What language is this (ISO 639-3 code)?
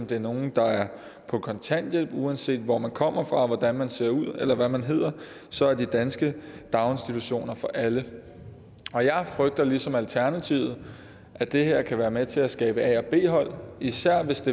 dan